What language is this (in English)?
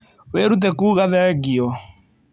Kikuyu